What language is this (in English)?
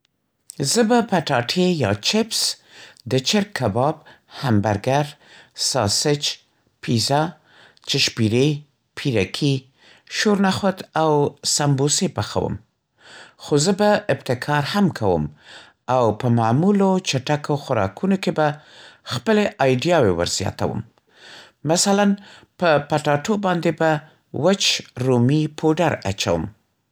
Central Pashto